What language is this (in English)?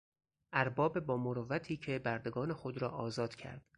Persian